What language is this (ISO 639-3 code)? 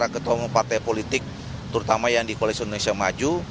ind